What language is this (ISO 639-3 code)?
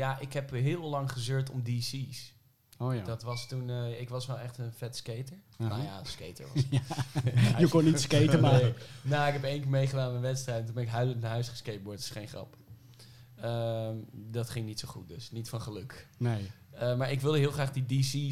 nld